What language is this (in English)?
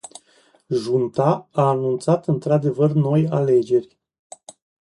Romanian